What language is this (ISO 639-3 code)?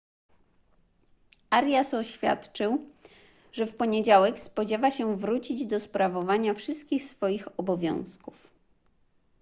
pol